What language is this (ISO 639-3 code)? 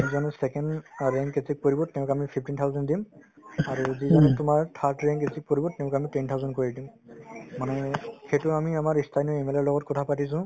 asm